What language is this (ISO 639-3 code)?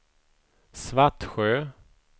swe